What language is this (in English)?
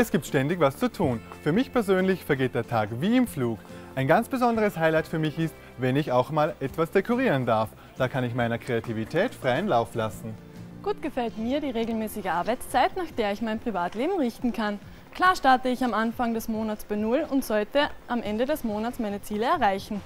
German